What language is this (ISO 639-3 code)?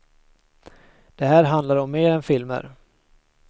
swe